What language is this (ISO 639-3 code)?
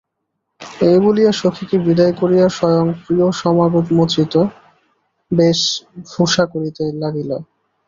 ben